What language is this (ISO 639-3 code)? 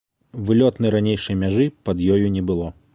bel